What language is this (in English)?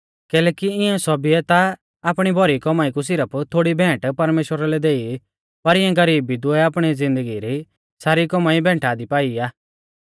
Mahasu Pahari